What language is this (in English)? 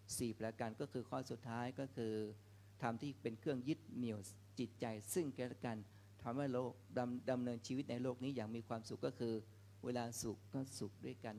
Thai